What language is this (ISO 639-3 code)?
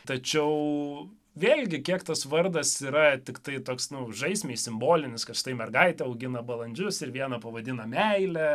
lit